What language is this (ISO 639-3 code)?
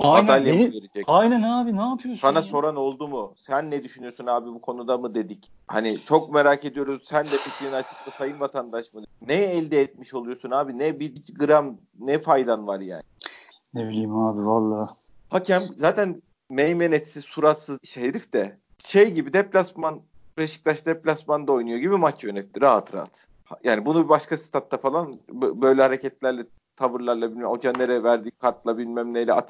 tur